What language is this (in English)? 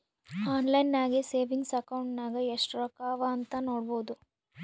Kannada